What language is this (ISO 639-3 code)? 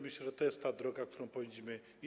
pol